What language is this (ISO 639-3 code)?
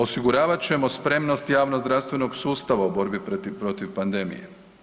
hrv